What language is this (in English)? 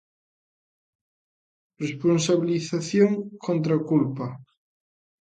Galician